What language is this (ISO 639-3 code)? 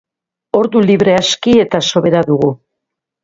eus